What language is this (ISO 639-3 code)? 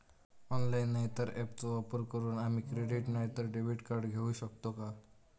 mar